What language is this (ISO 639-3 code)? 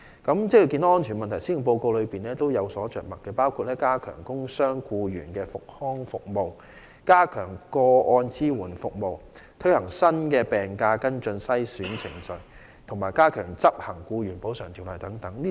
yue